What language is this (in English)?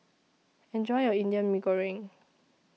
English